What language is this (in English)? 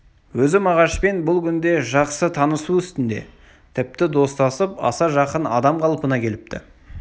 Kazakh